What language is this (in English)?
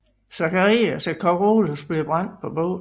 Danish